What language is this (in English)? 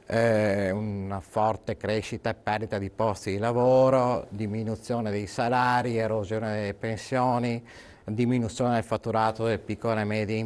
Italian